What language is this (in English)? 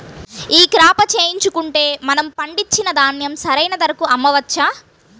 Telugu